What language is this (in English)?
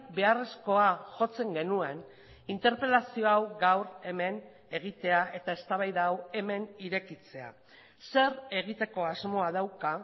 Basque